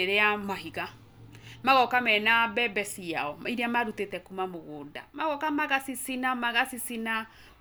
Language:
Kikuyu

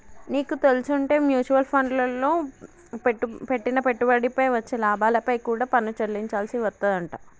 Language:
Telugu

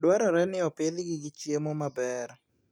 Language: Luo (Kenya and Tanzania)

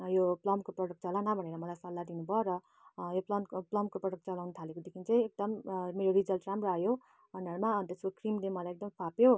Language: Nepali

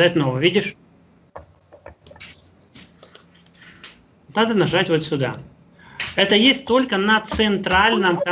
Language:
Russian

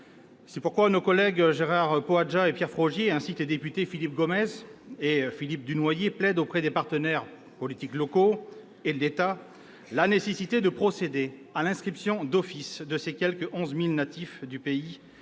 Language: French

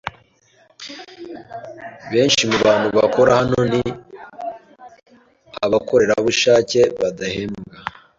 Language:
Kinyarwanda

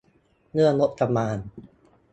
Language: Thai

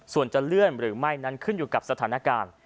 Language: Thai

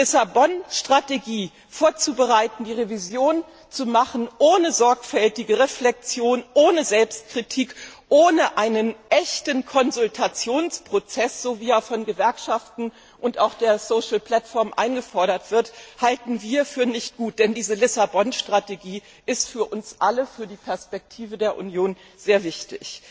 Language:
German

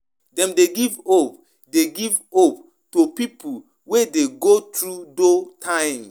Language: Nigerian Pidgin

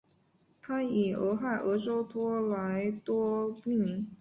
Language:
Chinese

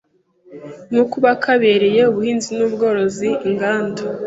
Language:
Kinyarwanda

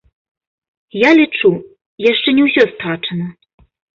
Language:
Belarusian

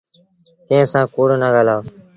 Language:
Sindhi Bhil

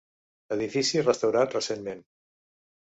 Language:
Catalan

